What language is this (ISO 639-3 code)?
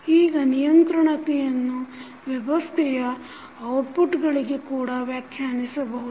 kan